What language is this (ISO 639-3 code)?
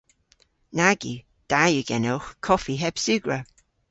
cor